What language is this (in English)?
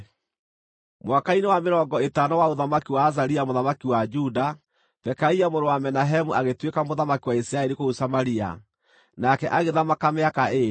Kikuyu